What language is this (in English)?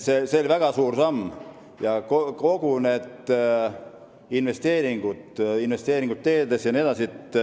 Estonian